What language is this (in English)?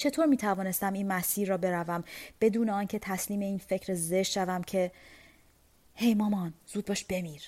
Persian